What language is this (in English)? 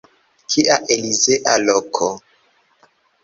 Esperanto